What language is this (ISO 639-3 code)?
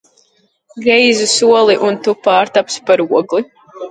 lav